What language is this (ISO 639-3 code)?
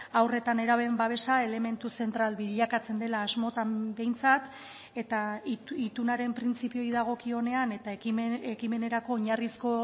eus